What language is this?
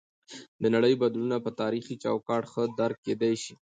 Pashto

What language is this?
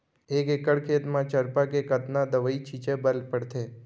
Chhattisgarhi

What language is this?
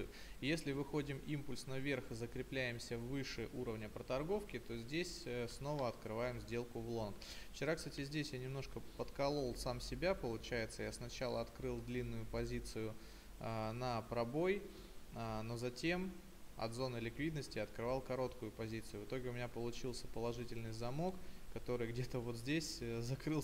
Russian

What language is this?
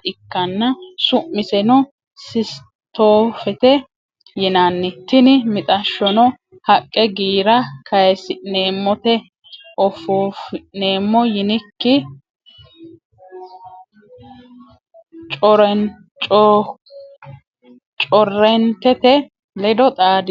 Sidamo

